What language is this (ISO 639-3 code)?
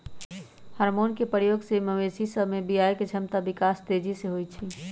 mag